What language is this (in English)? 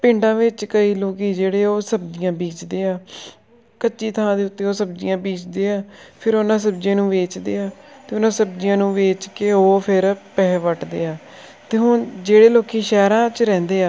Punjabi